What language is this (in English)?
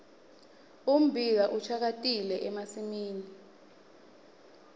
Swati